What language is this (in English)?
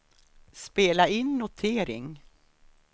Swedish